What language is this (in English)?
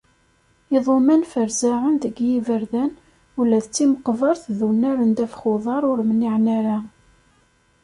Kabyle